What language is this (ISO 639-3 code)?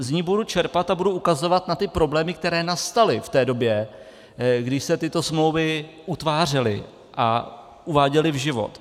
ces